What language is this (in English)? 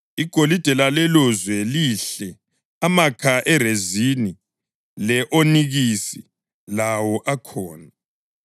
North Ndebele